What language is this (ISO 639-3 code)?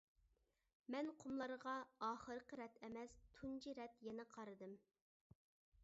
uig